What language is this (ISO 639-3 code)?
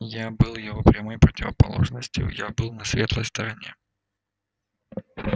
rus